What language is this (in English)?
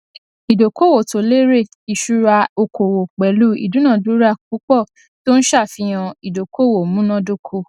Yoruba